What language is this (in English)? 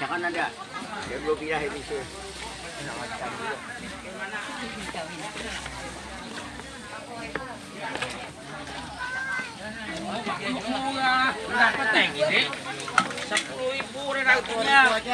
Indonesian